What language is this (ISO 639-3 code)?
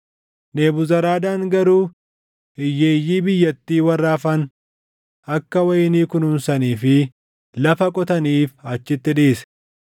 orm